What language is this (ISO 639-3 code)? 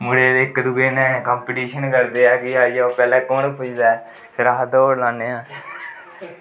doi